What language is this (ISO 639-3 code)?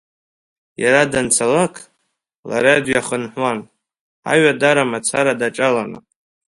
abk